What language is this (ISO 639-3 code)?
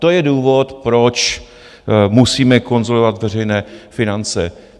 ces